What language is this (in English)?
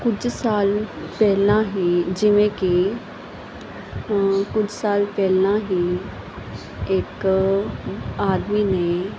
Punjabi